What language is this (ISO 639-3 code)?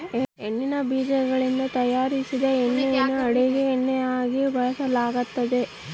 kan